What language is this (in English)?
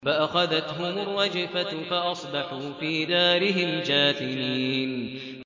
Arabic